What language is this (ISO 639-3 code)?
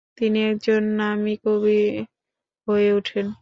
ben